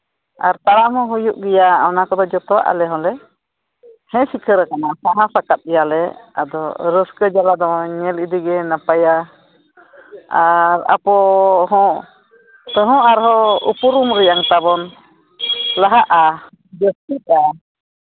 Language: Santali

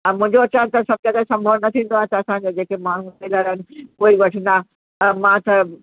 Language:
Sindhi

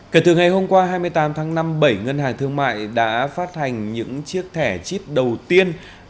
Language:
Vietnamese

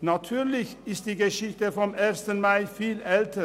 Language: Swiss German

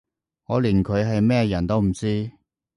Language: Cantonese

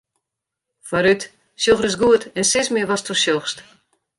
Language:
Western Frisian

